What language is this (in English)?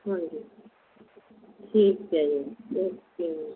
Punjabi